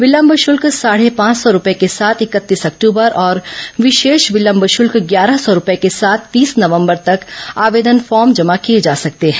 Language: Hindi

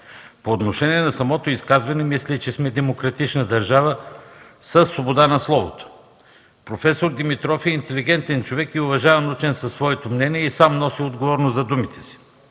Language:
Bulgarian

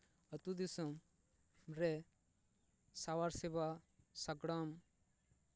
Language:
Santali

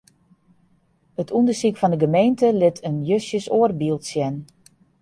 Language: Western Frisian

